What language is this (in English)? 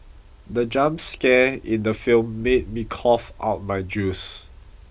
English